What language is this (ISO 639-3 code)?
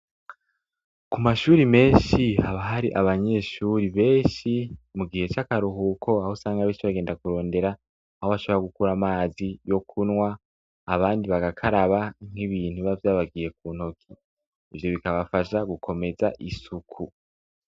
run